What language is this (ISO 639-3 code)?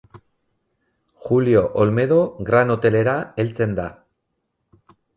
eus